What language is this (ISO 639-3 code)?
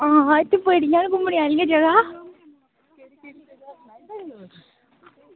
doi